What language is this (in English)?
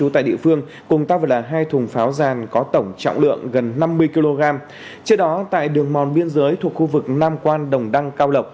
Vietnamese